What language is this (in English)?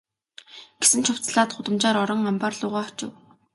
Mongolian